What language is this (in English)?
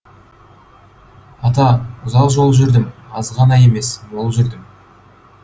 Kazakh